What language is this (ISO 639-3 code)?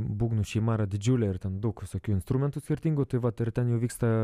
lit